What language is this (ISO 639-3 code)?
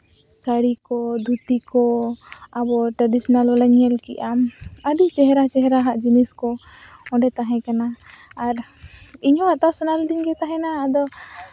sat